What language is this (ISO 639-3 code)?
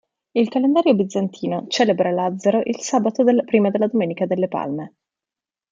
ita